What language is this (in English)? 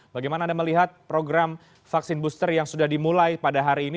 Indonesian